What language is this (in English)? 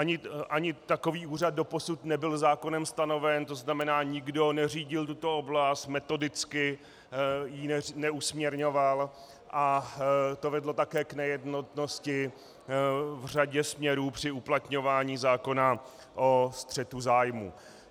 Czech